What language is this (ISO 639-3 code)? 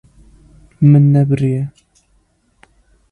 kur